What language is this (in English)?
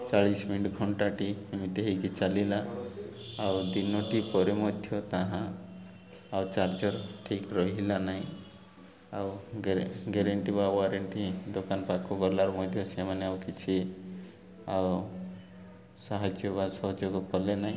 Odia